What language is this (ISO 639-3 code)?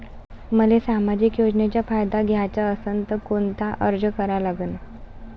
mar